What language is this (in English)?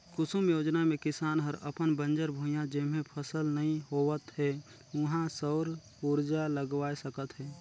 Chhattisgarhi